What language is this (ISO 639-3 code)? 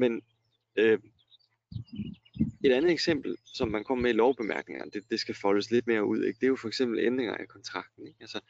dan